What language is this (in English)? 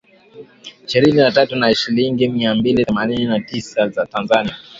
Swahili